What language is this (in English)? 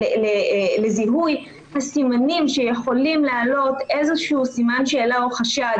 Hebrew